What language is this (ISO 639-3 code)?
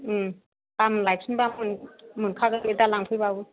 brx